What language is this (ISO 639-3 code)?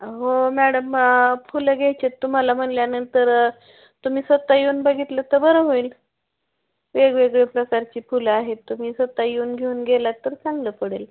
mar